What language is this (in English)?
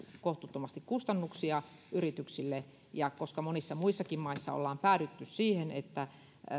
Finnish